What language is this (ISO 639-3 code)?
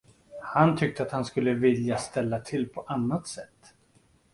swe